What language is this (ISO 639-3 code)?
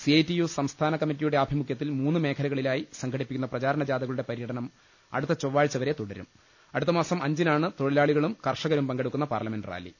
mal